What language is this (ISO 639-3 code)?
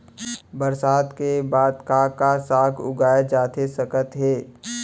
hne